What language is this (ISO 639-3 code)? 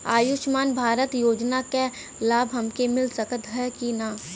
bho